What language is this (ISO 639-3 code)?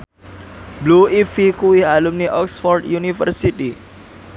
jav